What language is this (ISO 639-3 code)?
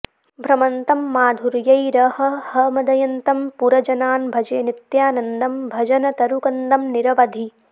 san